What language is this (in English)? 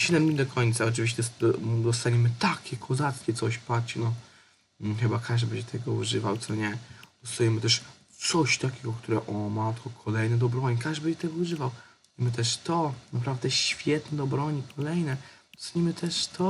Polish